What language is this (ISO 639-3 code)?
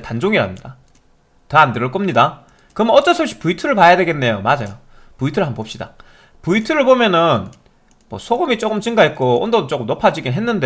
kor